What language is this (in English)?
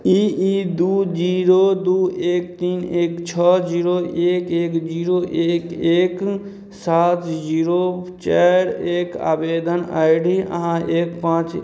Maithili